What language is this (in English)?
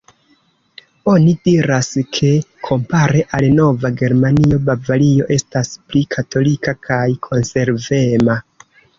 Esperanto